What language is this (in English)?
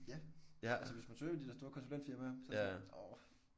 Danish